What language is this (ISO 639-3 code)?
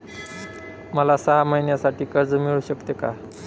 mar